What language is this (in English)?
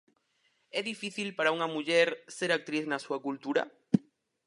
Galician